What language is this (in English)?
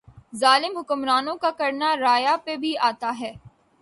Urdu